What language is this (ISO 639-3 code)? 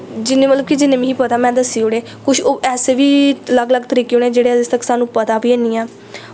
doi